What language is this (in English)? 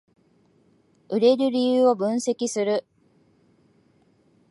Japanese